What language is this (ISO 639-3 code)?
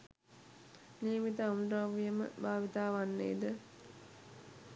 sin